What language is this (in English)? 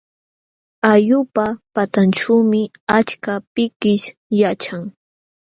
Jauja Wanca Quechua